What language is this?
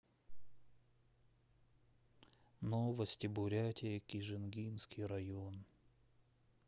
Russian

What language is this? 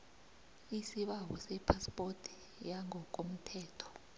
South Ndebele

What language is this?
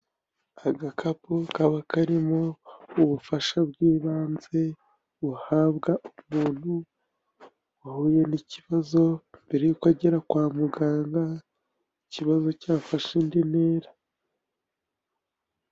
Kinyarwanda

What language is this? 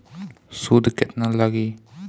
Bhojpuri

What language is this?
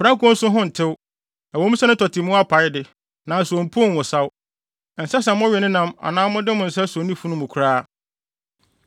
Akan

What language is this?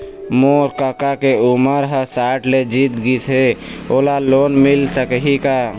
Chhattisgarhi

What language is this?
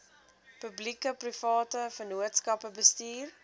Afrikaans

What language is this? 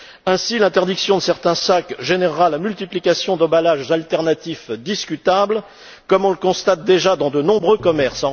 French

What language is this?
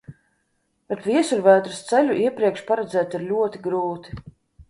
Latvian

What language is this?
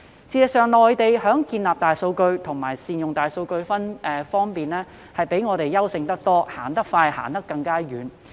Cantonese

